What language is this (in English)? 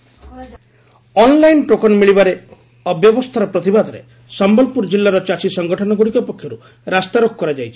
Odia